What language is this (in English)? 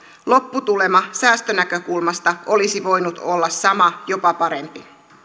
Finnish